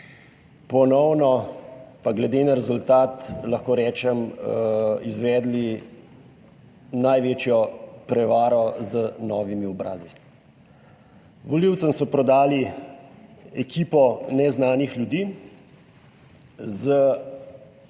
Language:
Slovenian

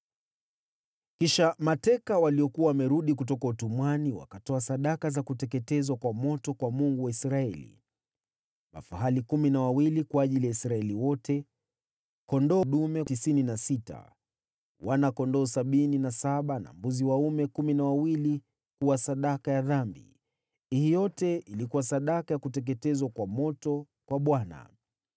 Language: Swahili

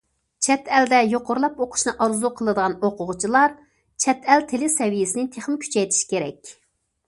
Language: Uyghur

